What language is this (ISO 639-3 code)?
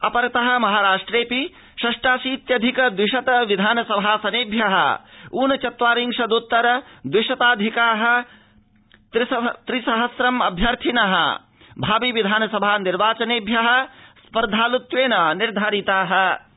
san